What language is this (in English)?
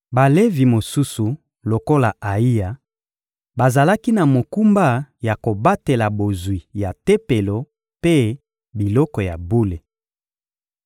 Lingala